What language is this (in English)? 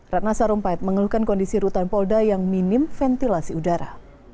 Indonesian